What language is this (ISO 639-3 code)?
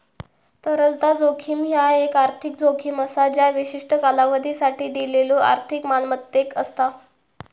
mar